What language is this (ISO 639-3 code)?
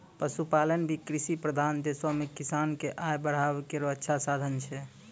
mai